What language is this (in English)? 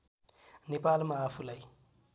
Nepali